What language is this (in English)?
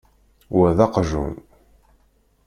Kabyle